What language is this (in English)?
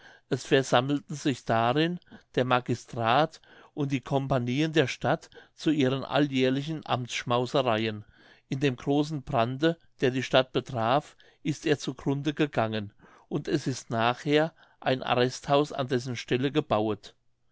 German